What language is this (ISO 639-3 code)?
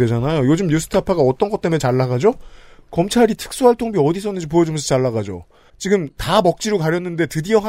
kor